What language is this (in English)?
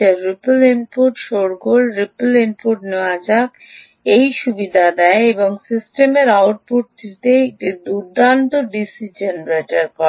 Bangla